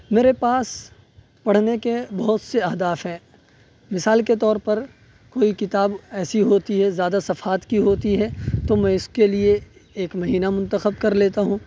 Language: Urdu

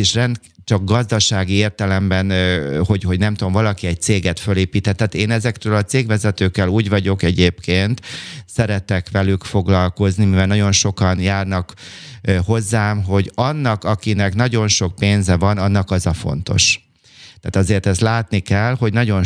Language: Hungarian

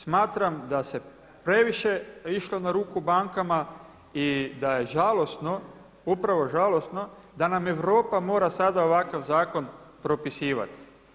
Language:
Croatian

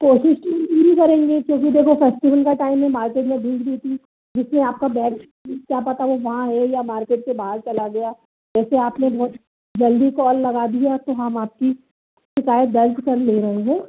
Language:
Hindi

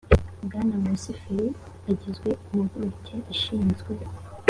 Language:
Kinyarwanda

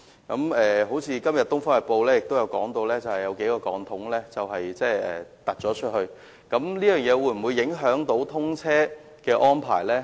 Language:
Cantonese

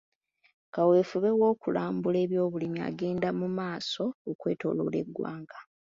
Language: Ganda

